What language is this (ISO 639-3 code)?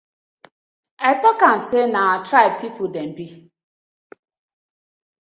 pcm